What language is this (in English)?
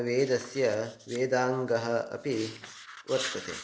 Sanskrit